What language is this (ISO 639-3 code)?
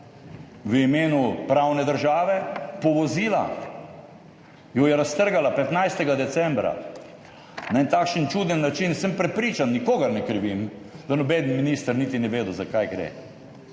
slv